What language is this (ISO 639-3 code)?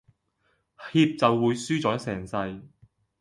yue